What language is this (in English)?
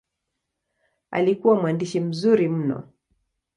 Swahili